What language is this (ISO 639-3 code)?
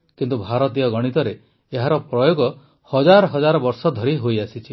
ori